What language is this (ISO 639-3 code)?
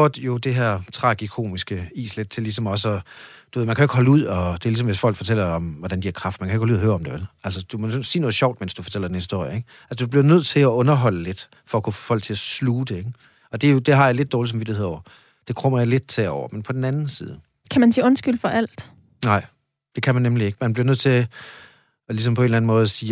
dan